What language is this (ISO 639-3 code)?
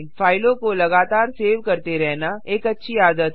hin